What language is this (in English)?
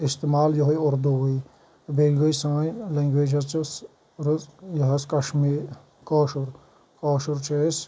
Kashmiri